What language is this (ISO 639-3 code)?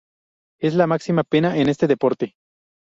spa